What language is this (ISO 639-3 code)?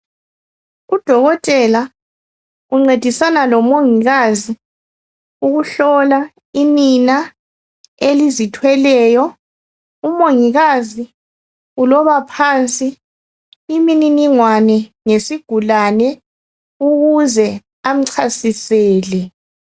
nde